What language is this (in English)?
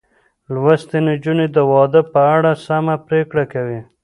Pashto